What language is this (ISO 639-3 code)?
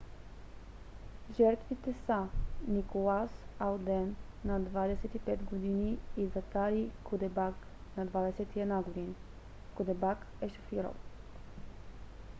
bul